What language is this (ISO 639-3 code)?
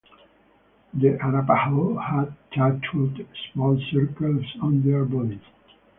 eng